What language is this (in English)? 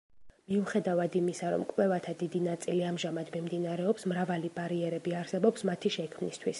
Georgian